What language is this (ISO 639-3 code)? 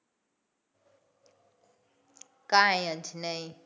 guj